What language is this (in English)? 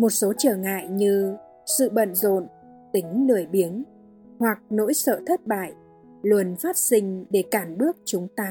Vietnamese